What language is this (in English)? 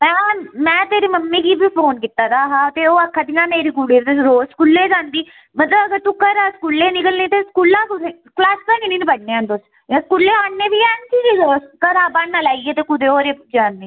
Dogri